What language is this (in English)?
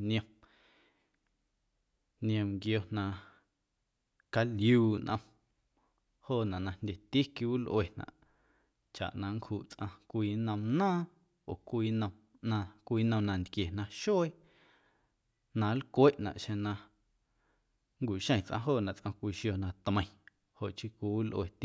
Guerrero Amuzgo